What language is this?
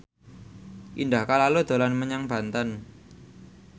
Javanese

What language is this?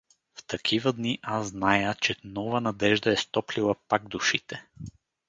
Bulgarian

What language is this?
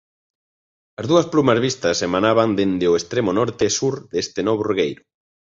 Galician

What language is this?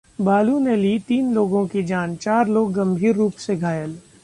Hindi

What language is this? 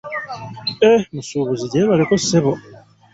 Ganda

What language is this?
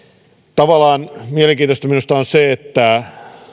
Finnish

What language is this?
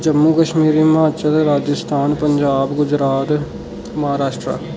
Dogri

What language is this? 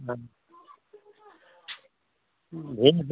Hindi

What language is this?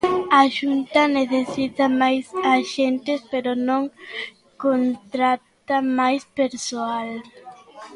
Galician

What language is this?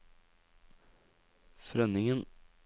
Norwegian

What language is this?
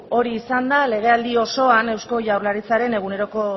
Basque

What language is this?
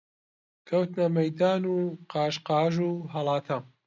Central Kurdish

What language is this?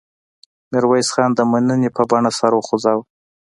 Pashto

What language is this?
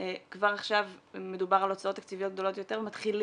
Hebrew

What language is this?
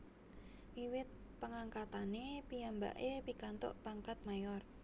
Javanese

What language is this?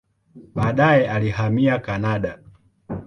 Swahili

